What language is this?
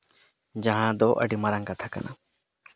Santali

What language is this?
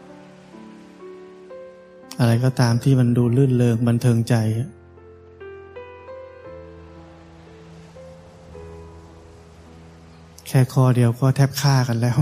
Thai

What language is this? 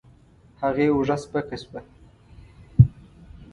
Pashto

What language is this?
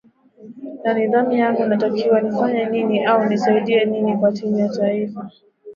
Swahili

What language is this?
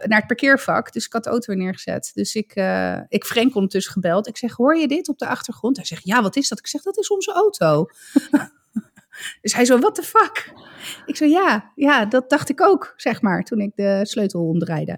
Dutch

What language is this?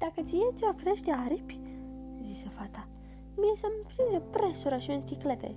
Romanian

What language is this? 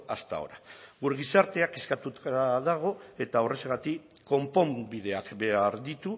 Basque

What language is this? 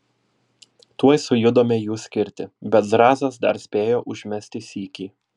Lithuanian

